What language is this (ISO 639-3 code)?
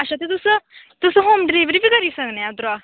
doi